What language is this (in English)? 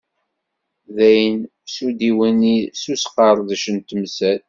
Kabyle